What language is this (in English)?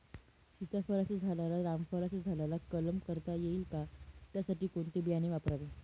Marathi